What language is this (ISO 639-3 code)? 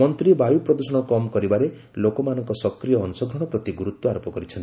ori